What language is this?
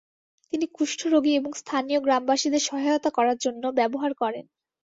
Bangla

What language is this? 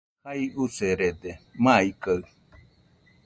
Nüpode Huitoto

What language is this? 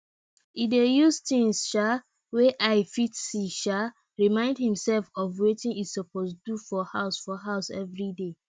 Nigerian Pidgin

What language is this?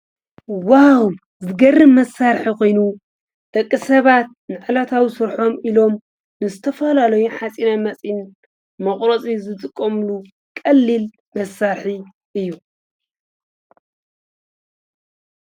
Tigrinya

